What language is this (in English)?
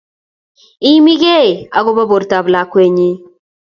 Kalenjin